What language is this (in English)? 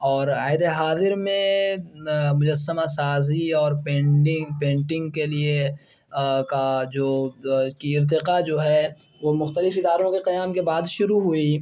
Urdu